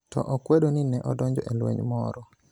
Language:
Luo (Kenya and Tanzania)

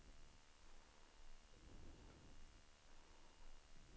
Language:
Swedish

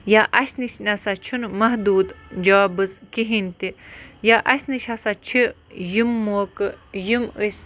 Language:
Kashmiri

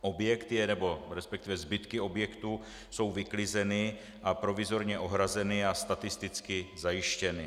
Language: Czech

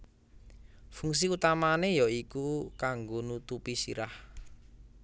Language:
Javanese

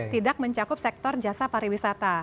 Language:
Indonesian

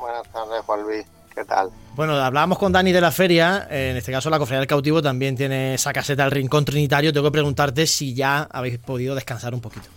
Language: Spanish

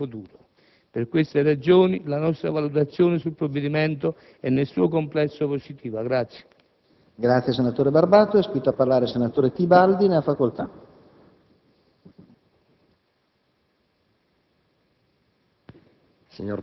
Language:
Italian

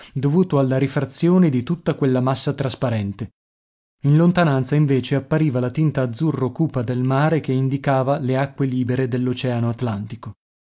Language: Italian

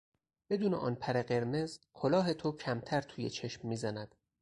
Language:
Persian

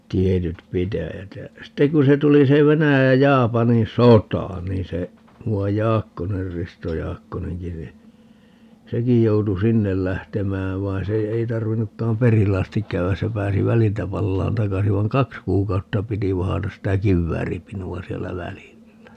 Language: Finnish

